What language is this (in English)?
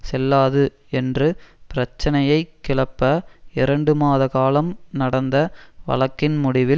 Tamil